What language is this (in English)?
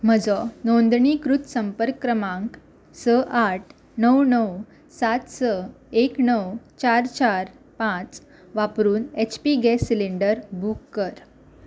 Konkani